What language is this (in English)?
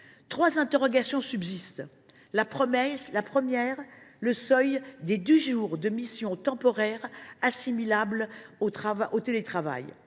French